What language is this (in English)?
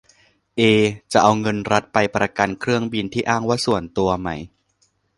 Thai